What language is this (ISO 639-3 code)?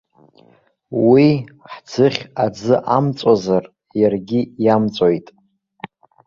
abk